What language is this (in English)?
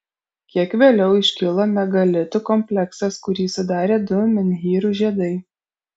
Lithuanian